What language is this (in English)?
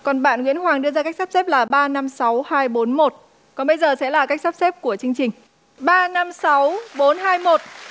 Vietnamese